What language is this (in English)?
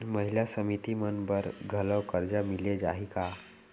Chhattisgarhi